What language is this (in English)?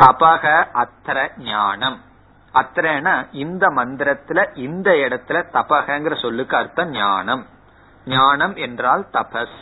Tamil